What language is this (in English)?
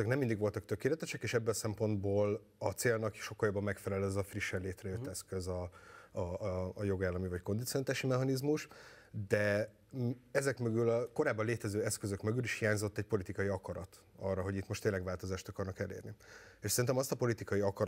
Hungarian